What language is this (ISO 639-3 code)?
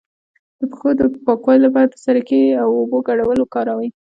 pus